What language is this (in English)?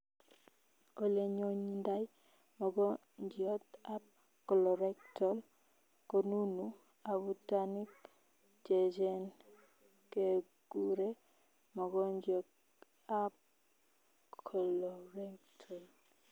Kalenjin